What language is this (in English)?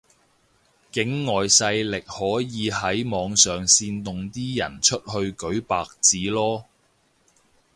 Cantonese